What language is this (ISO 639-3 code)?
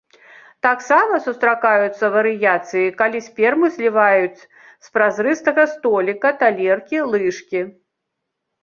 bel